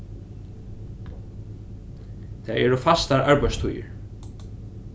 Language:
Faroese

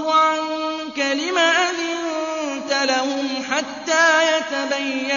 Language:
Arabic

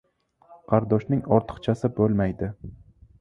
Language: Uzbek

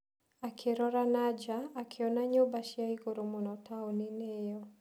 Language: Kikuyu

